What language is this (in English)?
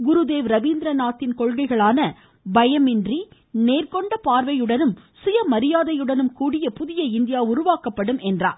Tamil